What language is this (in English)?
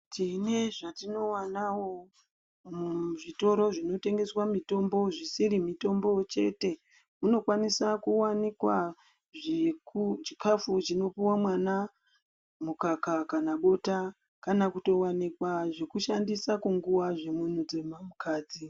Ndau